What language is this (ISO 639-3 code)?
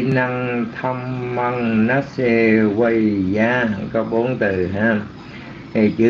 vie